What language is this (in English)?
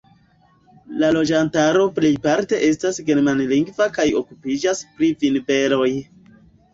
Esperanto